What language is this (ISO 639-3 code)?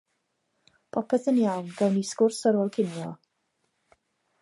cym